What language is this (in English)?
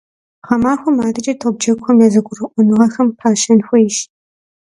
Kabardian